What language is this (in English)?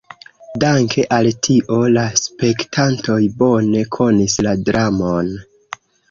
Esperanto